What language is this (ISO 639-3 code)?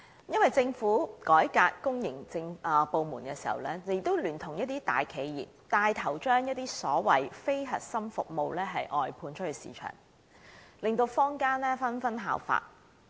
yue